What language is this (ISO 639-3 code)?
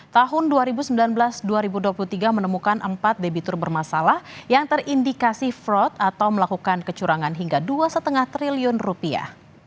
ind